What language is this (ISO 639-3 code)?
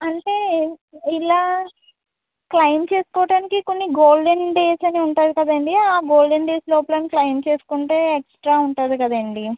tel